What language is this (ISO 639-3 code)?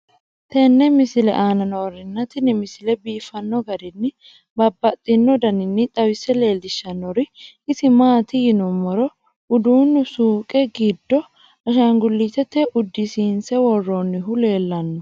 sid